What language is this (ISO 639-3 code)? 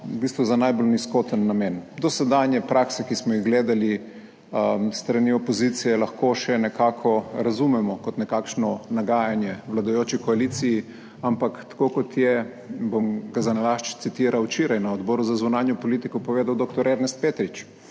slv